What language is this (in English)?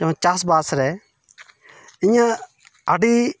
Santali